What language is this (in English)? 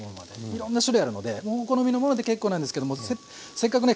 Japanese